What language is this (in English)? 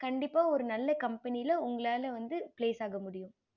Tamil